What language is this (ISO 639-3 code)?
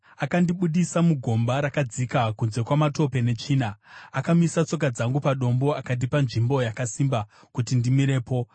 sna